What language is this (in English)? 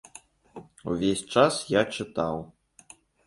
Belarusian